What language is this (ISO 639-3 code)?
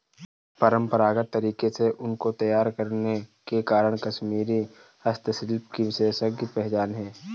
hin